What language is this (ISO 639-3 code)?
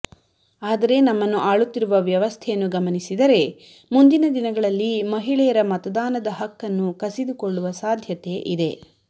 kan